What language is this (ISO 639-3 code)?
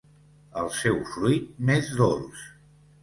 cat